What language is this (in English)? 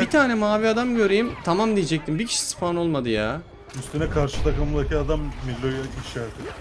Turkish